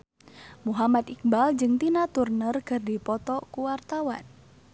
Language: Sundanese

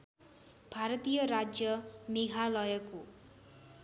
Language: Nepali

